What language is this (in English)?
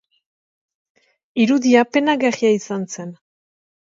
Basque